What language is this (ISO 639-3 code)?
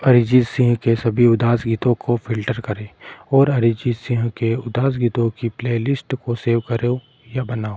hin